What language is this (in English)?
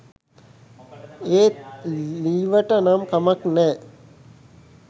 Sinhala